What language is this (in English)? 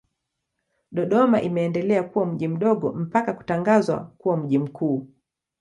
Swahili